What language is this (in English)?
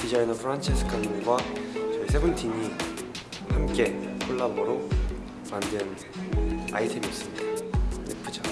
Korean